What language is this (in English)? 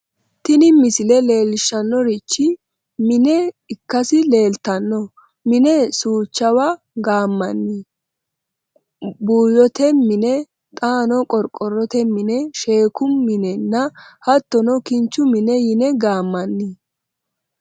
Sidamo